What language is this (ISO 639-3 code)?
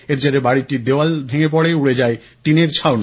ben